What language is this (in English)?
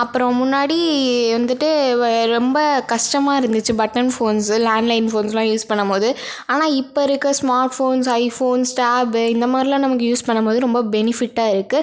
Tamil